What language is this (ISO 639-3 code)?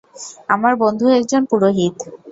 ben